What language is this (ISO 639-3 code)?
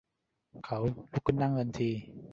tha